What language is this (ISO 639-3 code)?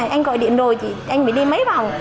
vie